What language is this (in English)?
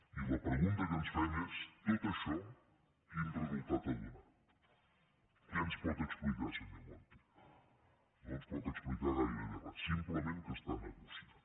Catalan